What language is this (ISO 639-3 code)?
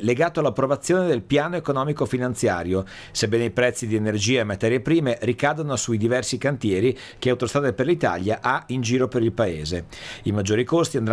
ita